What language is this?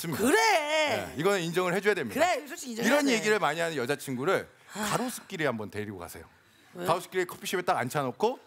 Korean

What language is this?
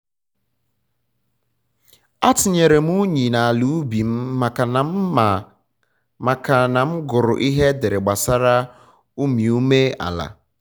Igbo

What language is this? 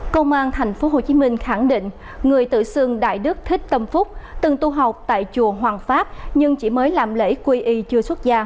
Vietnamese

